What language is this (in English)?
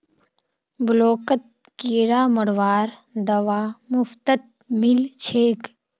Magahi